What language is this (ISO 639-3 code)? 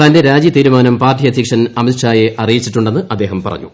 mal